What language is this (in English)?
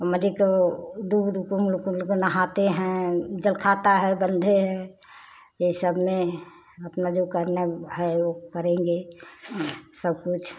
Hindi